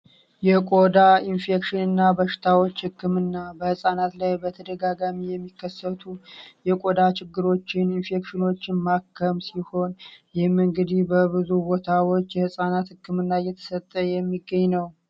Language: Amharic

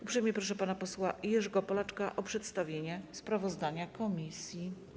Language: Polish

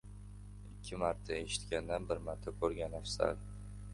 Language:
Uzbek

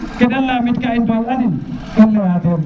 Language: Serer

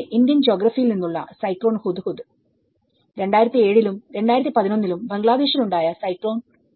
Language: Malayalam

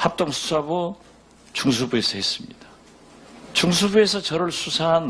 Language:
Korean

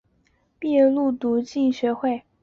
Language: Chinese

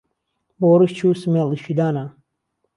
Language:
Central Kurdish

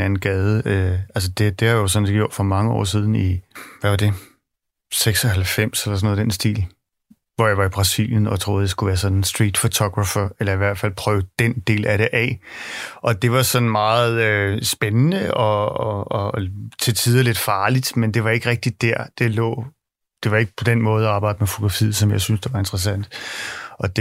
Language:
Danish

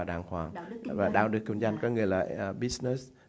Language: Vietnamese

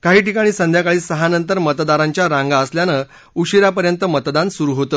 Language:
Marathi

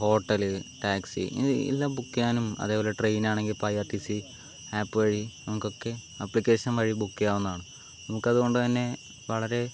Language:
Malayalam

